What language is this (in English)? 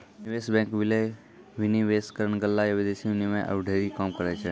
Maithili